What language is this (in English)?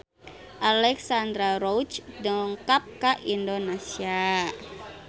Sundanese